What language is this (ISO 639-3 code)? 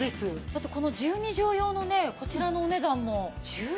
jpn